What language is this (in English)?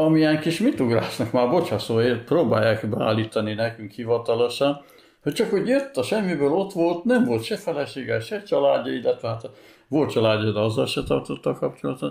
Hungarian